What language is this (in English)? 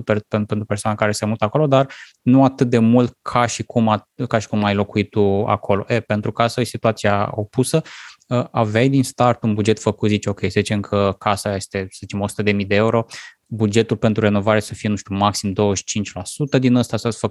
Romanian